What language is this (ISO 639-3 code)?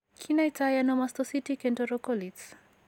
kln